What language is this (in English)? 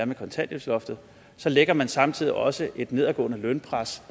Danish